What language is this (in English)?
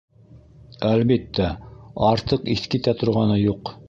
Bashkir